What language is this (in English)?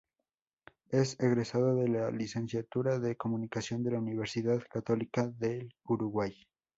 Spanish